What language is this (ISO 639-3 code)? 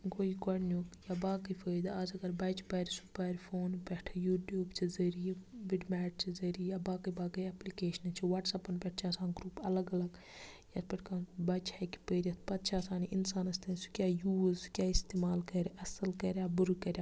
kas